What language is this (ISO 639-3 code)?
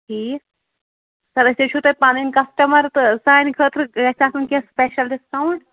kas